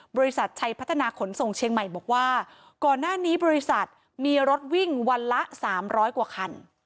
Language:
Thai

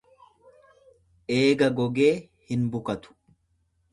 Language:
Oromo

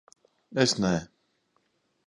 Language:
Latvian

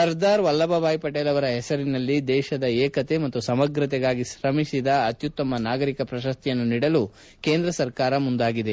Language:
Kannada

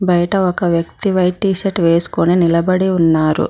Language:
Telugu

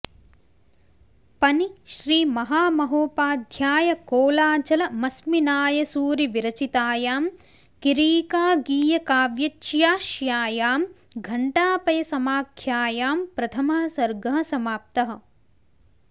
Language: Sanskrit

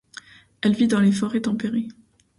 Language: French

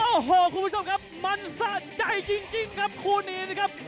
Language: Thai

